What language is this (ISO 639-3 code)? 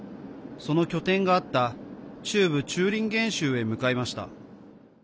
jpn